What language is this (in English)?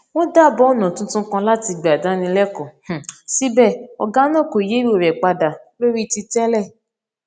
Yoruba